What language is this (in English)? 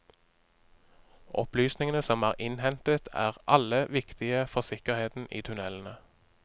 Norwegian